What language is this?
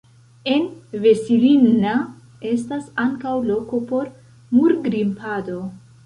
Esperanto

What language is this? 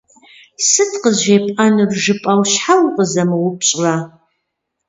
Kabardian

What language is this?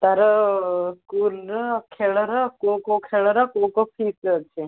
Odia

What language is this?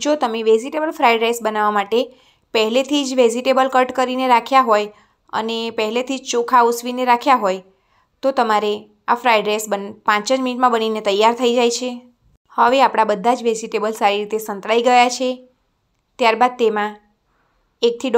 Romanian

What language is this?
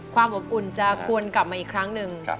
Thai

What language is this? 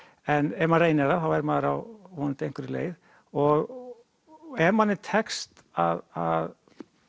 Icelandic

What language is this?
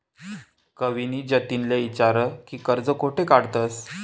Marathi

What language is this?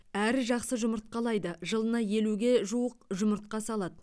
Kazakh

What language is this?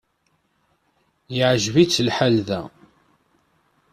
Kabyle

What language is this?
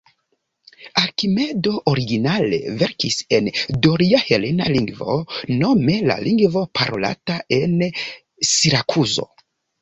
Esperanto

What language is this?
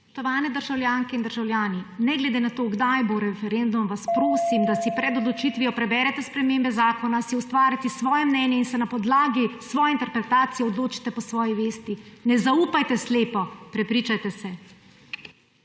Slovenian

